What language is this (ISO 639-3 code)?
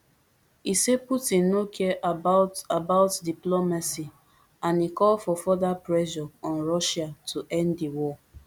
pcm